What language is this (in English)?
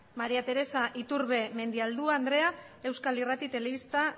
Basque